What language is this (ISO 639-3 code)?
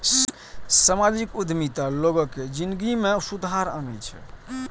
mai